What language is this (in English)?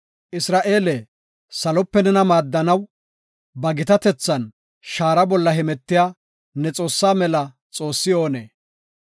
Gofa